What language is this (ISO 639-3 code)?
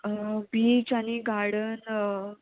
kok